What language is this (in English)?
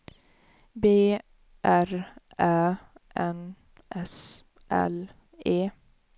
Swedish